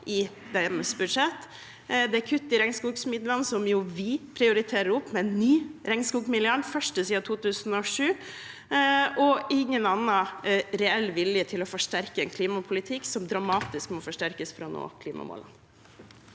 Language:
Norwegian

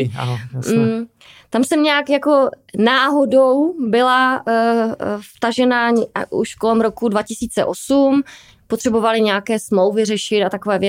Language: Czech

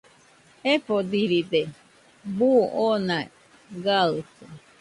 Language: Nüpode Huitoto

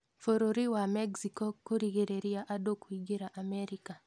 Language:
Kikuyu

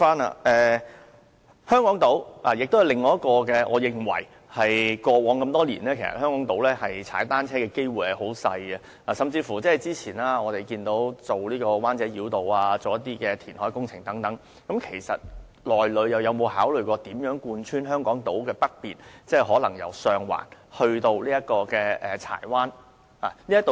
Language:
Cantonese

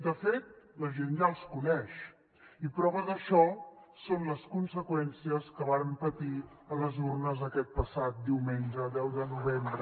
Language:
Catalan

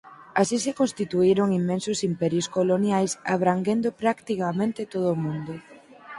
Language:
Galician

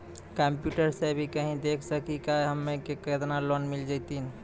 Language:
Maithili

